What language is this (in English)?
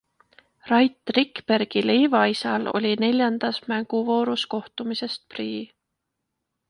Estonian